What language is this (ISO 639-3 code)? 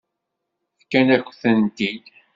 kab